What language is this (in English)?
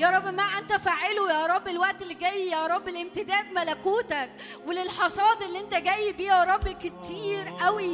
Arabic